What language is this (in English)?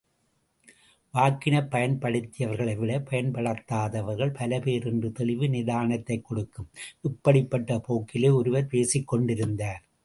Tamil